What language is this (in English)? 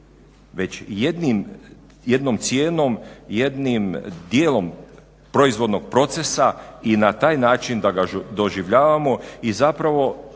Croatian